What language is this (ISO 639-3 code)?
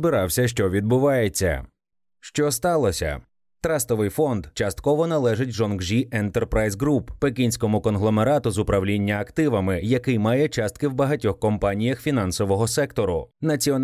ukr